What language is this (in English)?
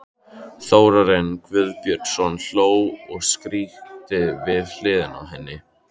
Icelandic